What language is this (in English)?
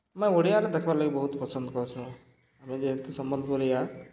Odia